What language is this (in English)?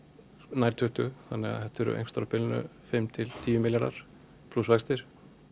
Icelandic